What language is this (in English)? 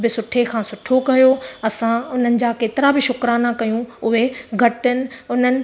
Sindhi